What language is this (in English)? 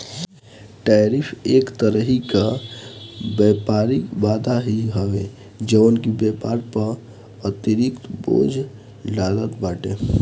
Bhojpuri